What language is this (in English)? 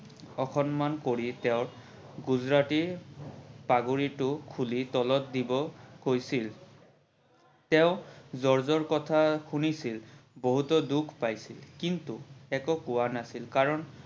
Assamese